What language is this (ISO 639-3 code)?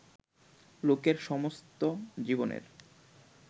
ben